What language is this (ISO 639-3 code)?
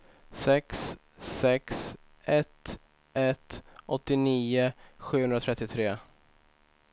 swe